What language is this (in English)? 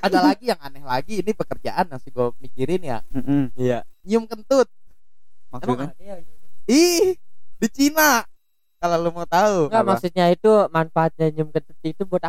Indonesian